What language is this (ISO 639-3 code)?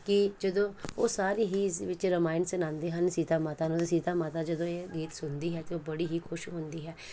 pan